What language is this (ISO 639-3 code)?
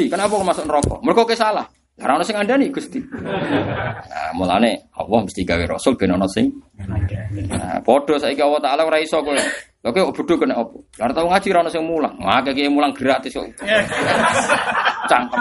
ind